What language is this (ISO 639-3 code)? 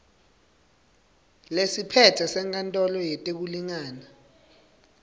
ssw